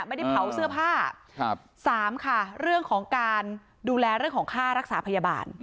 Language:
Thai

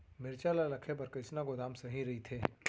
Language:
Chhattisgarhi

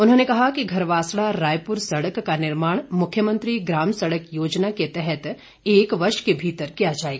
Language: Hindi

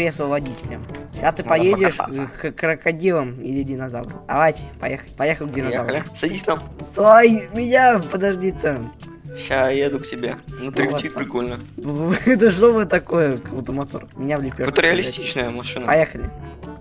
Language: Russian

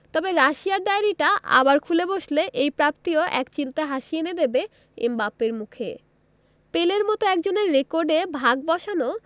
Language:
Bangla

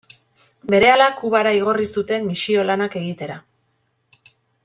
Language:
Basque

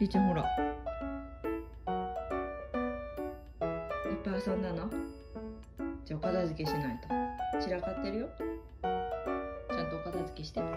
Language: Japanese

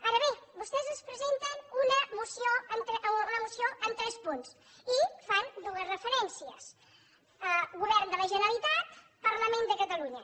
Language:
Catalan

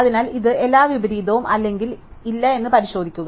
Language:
Malayalam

